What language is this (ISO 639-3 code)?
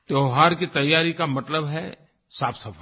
hin